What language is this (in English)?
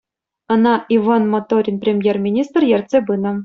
Chuvash